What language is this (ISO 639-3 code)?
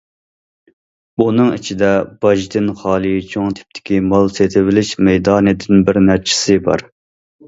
uig